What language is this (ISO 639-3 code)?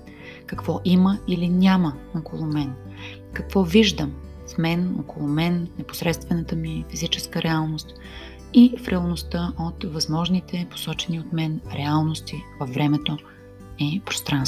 bul